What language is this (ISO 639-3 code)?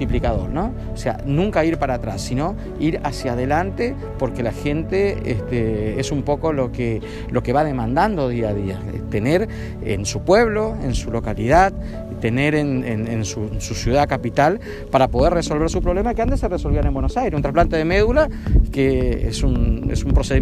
spa